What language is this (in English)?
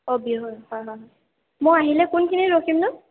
Assamese